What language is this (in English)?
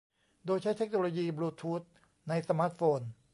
Thai